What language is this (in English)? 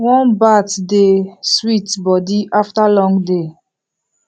Nigerian Pidgin